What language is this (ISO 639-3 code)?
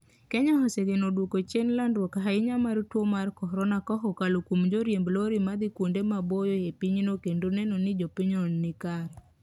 luo